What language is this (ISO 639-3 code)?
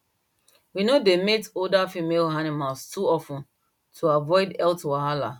pcm